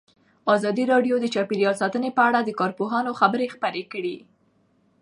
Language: Pashto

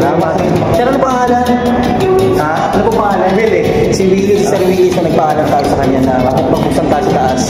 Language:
Filipino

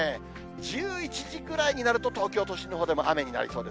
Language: Japanese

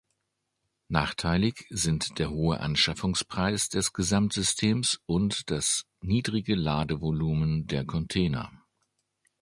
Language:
German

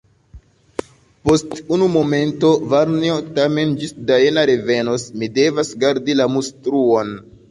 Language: Esperanto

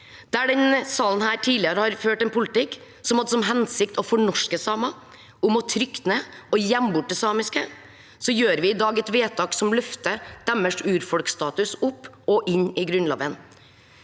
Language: Norwegian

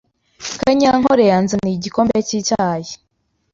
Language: Kinyarwanda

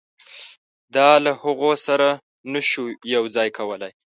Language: Pashto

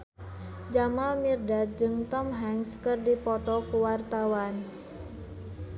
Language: Sundanese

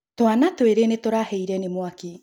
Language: Kikuyu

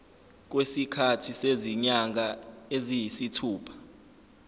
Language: Zulu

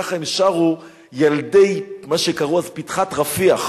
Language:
Hebrew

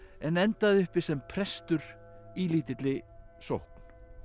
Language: Icelandic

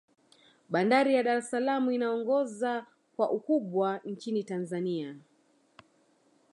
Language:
Swahili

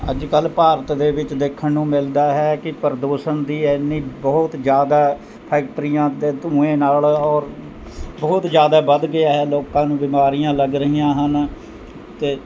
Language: Punjabi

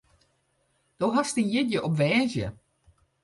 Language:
Western Frisian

